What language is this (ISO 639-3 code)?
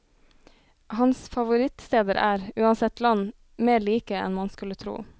nor